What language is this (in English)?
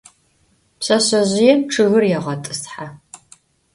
Adyghe